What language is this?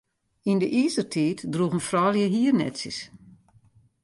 Western Frisian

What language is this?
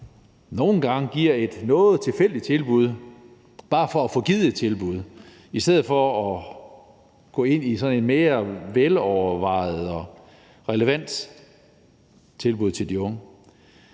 Danish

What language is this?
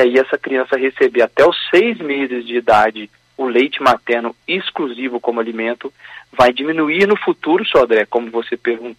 Portuguese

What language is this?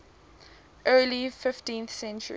English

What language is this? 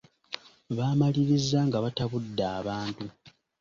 Ganda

